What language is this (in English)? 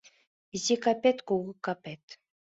Mari